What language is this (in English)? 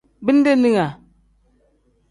Tem